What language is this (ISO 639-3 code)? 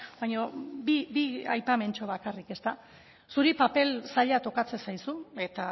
eus